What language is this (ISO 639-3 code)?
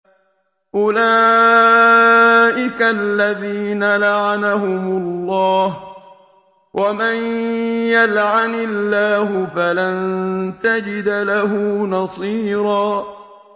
ara